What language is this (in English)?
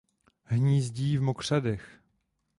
Czech